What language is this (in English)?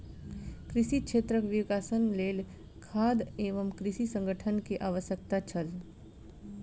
Maithili